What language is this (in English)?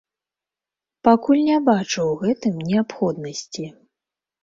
Belarusian